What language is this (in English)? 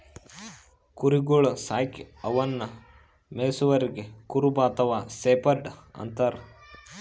Kannada